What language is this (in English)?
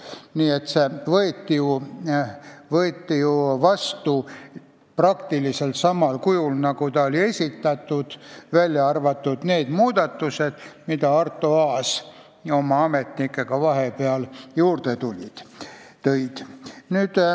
Estonian